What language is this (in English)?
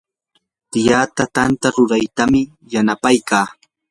Yanahuanca Pasco Quechua